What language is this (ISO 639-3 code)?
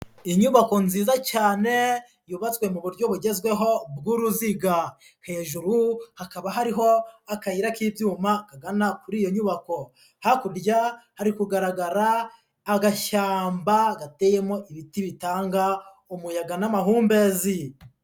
kin